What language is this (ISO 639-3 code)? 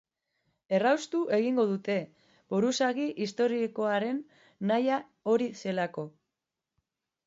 eus